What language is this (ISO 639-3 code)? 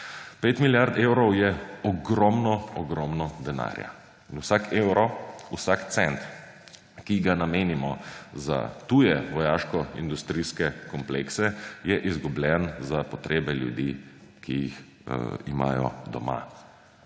slv